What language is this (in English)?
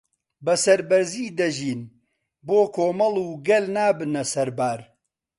Central Kurdish